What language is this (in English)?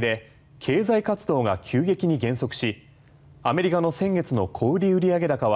Japanese